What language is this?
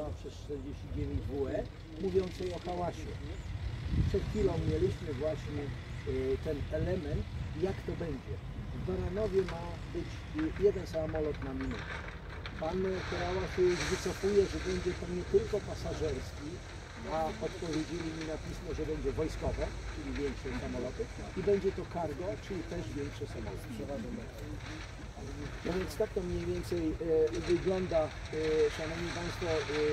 Polish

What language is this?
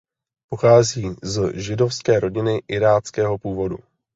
Czech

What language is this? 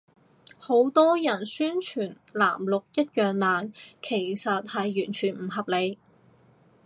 Cantonese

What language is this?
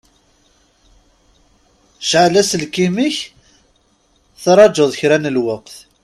Kabyle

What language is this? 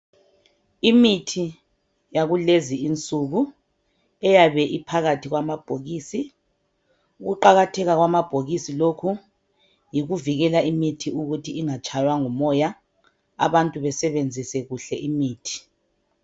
North Ndebele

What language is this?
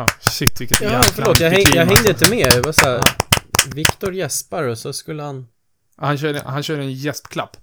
Swedish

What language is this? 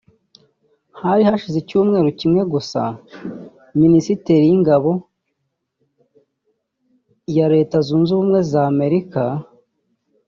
Kinyarwanda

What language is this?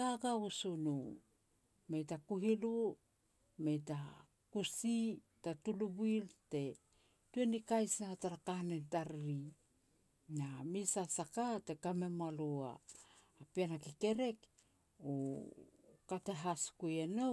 Petats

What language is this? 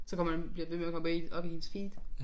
Danish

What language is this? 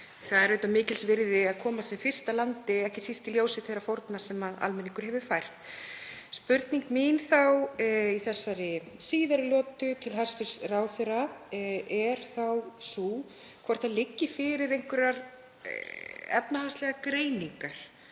Icelandic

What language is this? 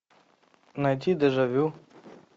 Russian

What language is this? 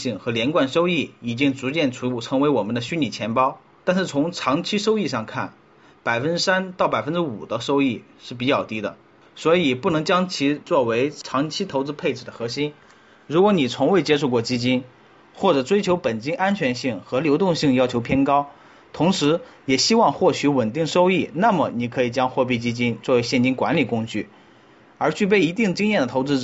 Chinese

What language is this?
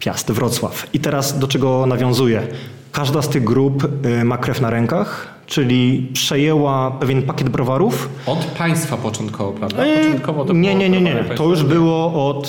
Polish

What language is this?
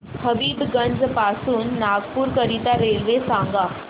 Marathi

